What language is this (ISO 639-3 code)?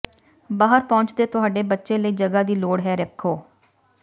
pan